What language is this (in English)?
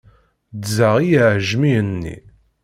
Kabyle